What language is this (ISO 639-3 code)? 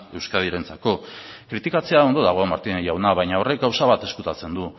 eus